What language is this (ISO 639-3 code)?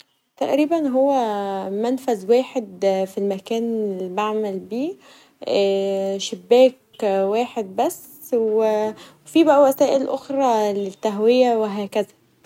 arz